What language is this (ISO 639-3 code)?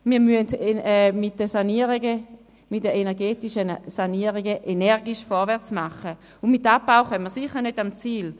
gsw